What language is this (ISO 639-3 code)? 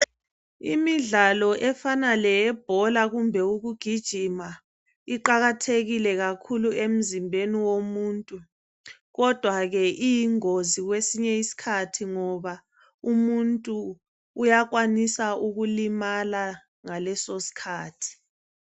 nde